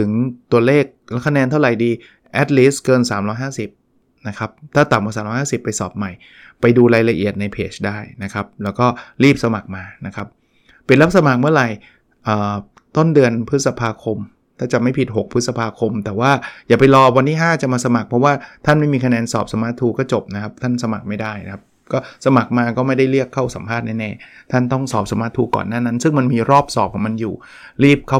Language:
Thai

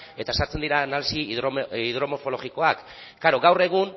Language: Basque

